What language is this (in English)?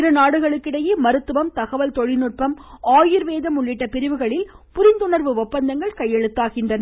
Tamil